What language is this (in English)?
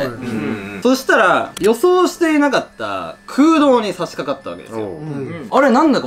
Japanese